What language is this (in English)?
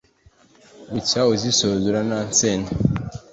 Kinyarwanda